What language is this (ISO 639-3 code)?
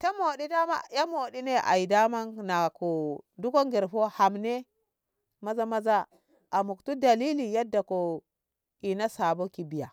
nbh